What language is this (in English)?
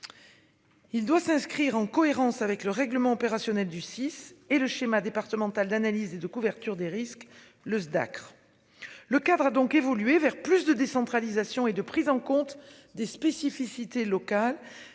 French